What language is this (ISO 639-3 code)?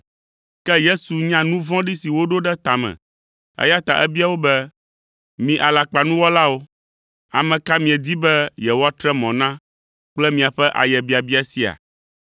ewe